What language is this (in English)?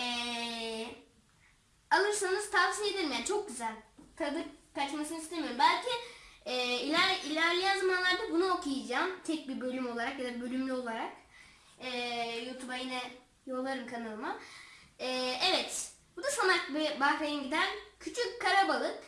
Turkish